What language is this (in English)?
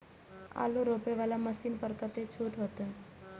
Maithili